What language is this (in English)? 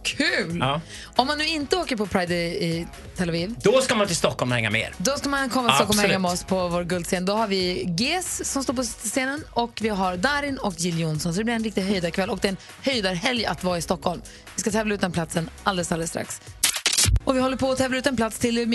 Swedish